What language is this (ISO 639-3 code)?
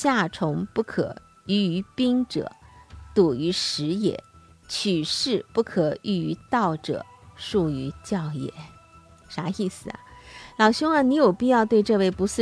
zho